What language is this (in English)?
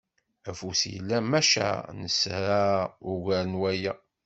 Kabyle